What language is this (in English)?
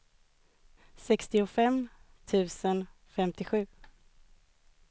Swedish